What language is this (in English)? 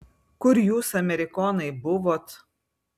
Lithuanian